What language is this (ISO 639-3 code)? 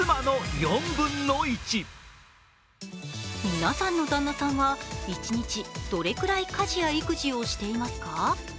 jpn